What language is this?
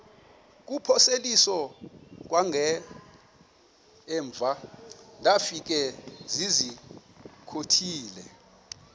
Xhosa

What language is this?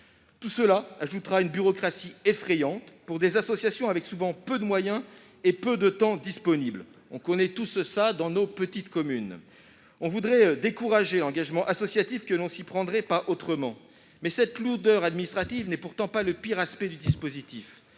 French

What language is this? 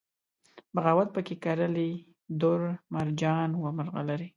Pashto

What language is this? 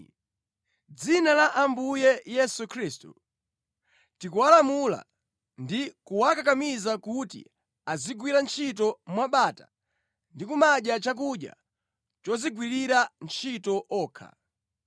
Nyanja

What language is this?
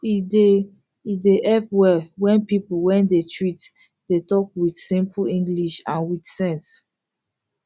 Nigerian Pidgin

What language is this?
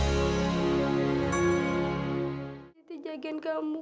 Indonesian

